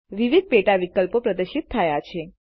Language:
Gujarati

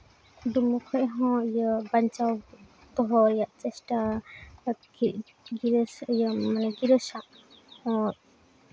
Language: Santali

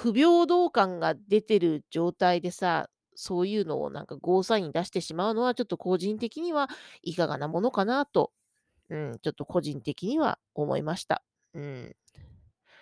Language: Japanese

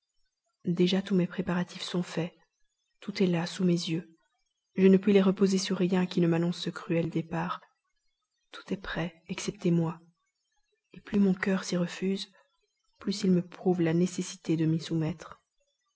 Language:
French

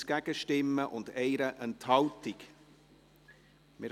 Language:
Swiss German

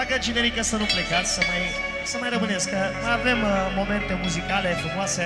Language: Romanian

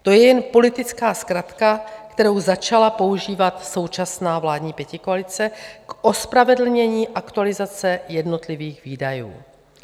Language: Czech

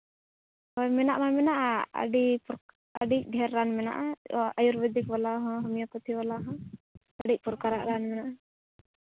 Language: Santali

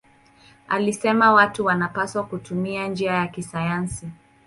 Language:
Swahili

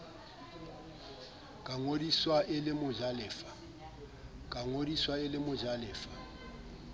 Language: Southern Sotho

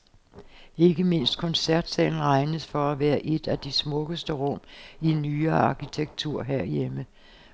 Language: Danish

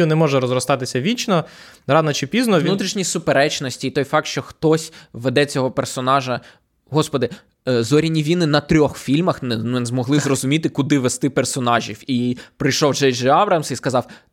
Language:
Ukrainian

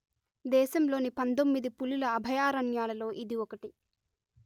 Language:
Telugu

